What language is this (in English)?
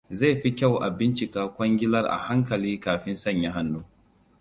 Hausa